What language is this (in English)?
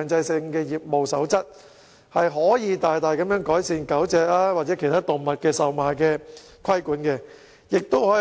Cantonese